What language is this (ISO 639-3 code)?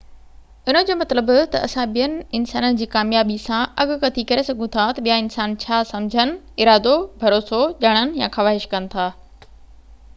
snd